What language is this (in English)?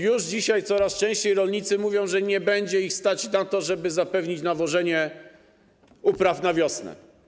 Polish